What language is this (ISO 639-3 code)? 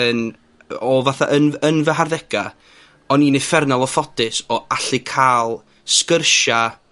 cym